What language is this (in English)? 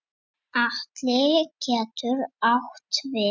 Icelandic